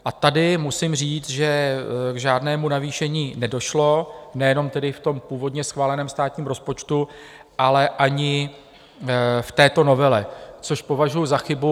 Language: Czech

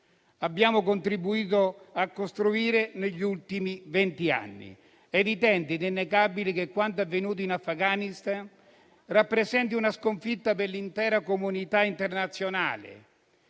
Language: Italian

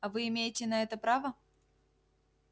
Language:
Russian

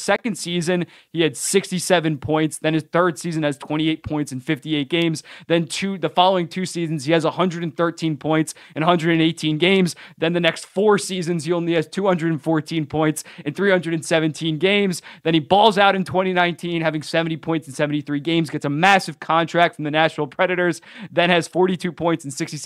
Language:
English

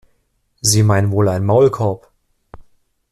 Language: German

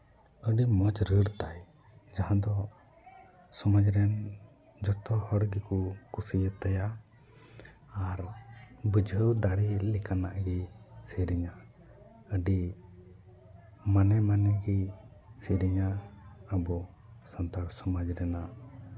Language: Santali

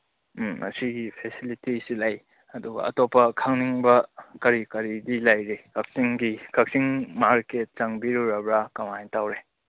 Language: Manipuri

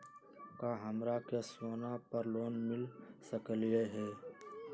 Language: Magahi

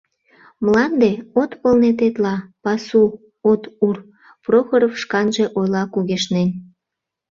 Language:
Mari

